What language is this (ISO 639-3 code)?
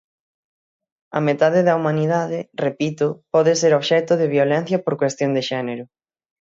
glg